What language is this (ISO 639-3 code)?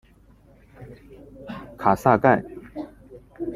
zho